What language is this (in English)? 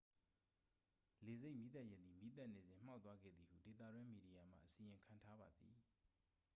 Burmese